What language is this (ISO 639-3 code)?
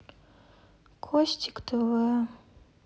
rus